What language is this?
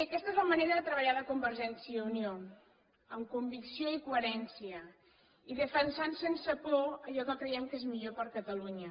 Catalan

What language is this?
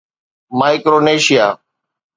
Sindhi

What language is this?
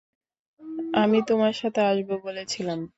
Bangla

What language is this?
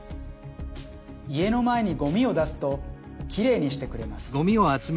Japanese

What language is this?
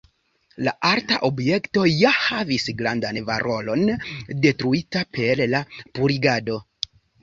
Esperanto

